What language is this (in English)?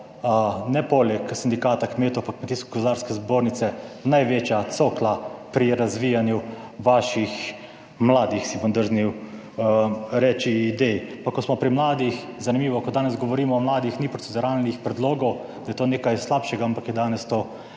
Slovenian